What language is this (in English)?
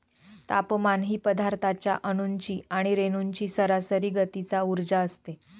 Marathi